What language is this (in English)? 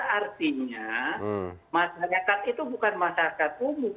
Indonesian